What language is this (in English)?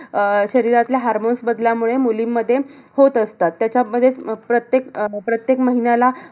Marathi